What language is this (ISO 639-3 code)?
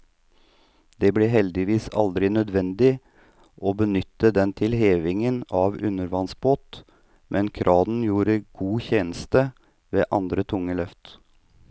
nor